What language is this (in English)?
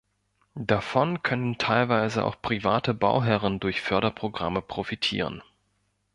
German